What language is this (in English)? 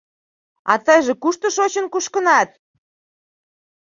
Mari